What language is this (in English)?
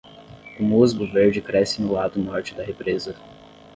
Portuguese